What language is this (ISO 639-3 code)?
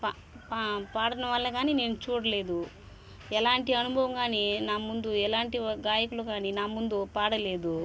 tel